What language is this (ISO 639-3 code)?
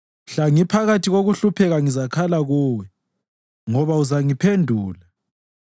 nde